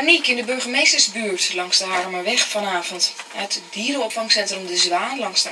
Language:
Dutch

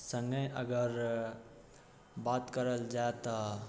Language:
Maithili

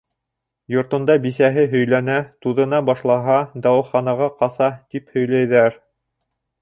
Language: Bashkir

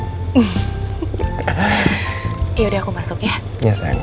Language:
Indonesian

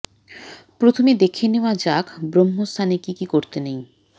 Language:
Bangla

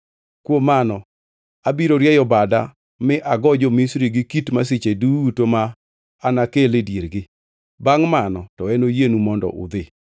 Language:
Luo (Kenya and Tanzania)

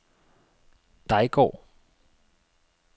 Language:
Danish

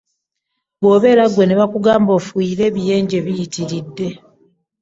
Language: Ganda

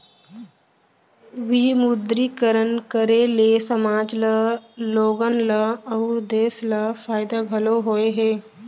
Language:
Chhattisgarhi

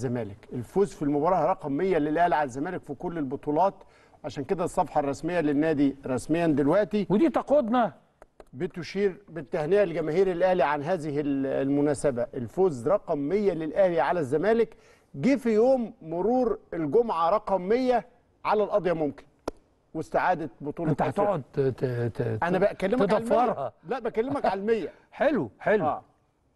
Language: Arabic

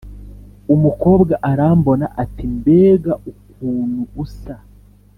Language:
Kinyarwanda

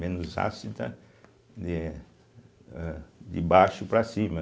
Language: Portuguese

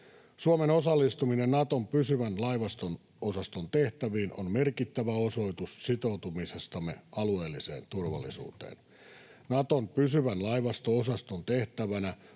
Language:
Finnish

